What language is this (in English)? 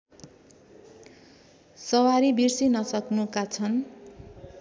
Nepali